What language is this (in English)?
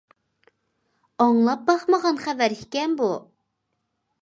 Uyghur